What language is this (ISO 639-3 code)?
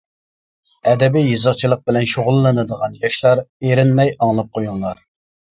uig